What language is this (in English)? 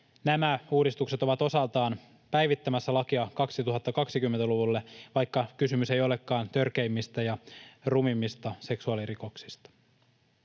Finnish